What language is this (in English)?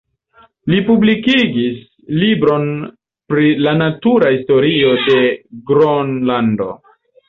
Esperanto